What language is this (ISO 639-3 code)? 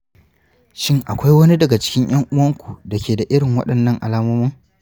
hau